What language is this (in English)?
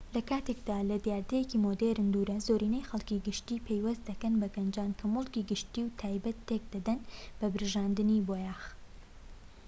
Central Kurdish